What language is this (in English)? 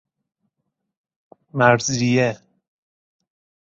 Persian